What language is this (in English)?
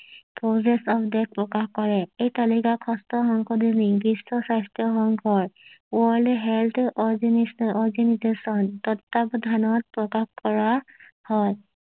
Assamese